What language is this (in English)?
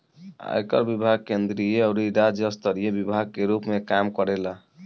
Bhojpuri